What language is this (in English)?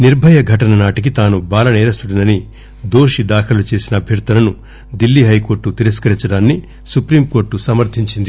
Telugu